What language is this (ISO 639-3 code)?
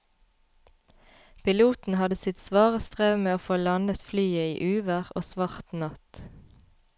nor